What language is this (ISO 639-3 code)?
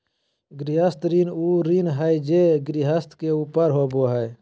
mag